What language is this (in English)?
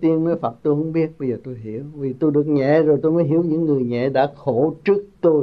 Vietnamese